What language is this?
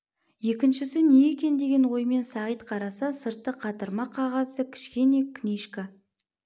Kazakh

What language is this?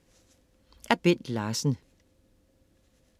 Danish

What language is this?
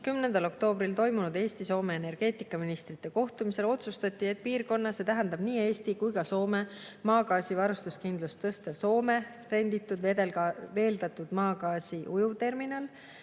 Estonian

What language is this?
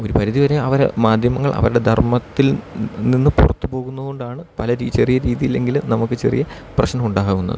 Malayalam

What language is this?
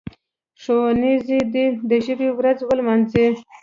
Pashto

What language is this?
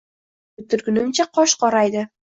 Uzbek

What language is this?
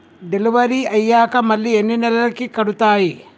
Telugu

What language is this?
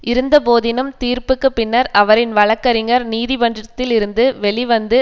Tamil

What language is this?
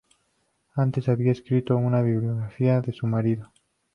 Spanish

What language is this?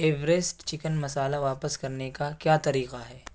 Urdu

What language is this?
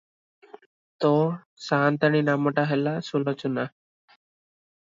Odia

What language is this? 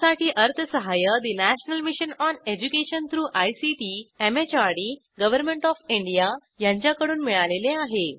Marathi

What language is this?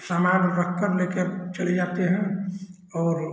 Hindi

